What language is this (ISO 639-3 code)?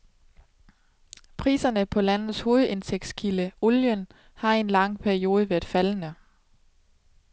dan